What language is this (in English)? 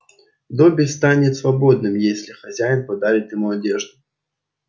Russian